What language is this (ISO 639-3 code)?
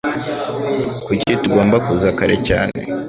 kin